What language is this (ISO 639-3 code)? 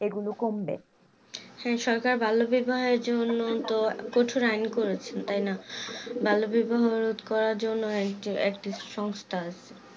ben